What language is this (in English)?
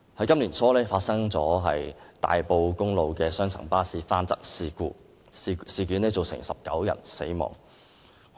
Cantonese